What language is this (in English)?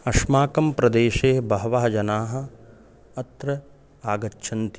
Sanskrit